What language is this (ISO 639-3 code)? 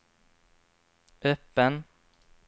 swe